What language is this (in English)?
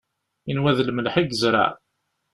Kabyle